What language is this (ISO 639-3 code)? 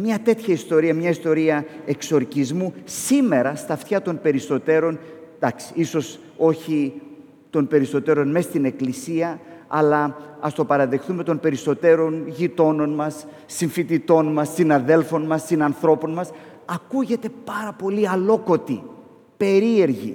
ell